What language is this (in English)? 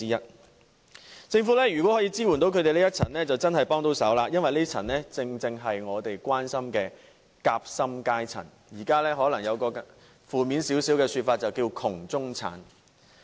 Cantonese